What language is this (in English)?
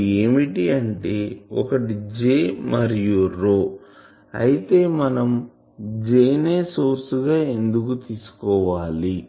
Telugu